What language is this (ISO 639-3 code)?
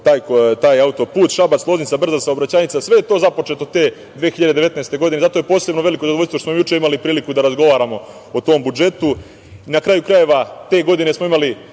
srp